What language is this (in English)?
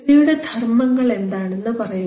Malayalam